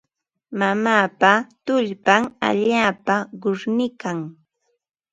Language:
Ambo-Pasco Quechua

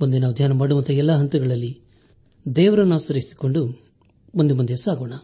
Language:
Kannada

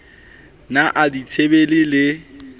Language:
Southern Sotho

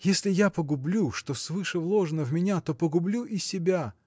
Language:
Russian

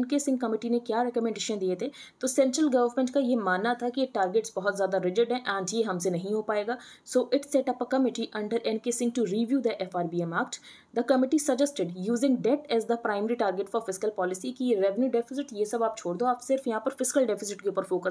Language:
Hindi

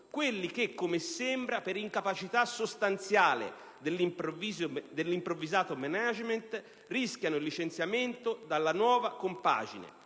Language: Italian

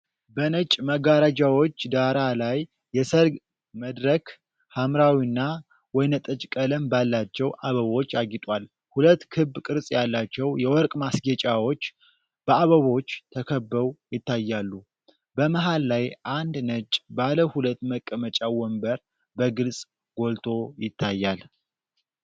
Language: Amharic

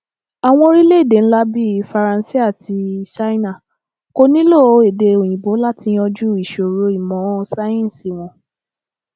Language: Yoruba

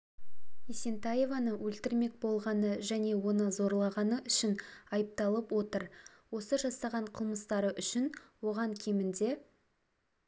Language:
Kazakh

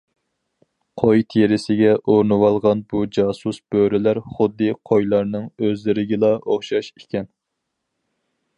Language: Uyghur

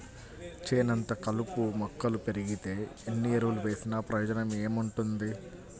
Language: Telugu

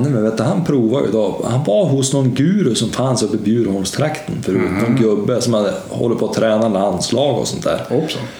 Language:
Swedish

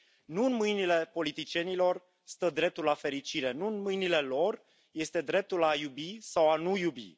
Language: Romanian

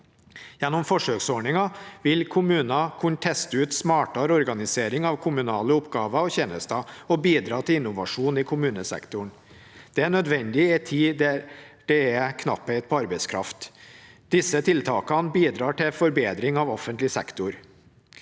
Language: Norwegian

